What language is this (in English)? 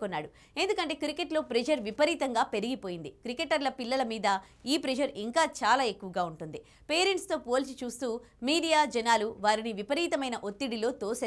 Hindi